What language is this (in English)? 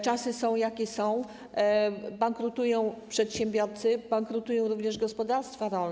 Polish